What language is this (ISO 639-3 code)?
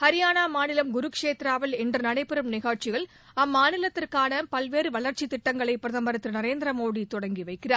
tam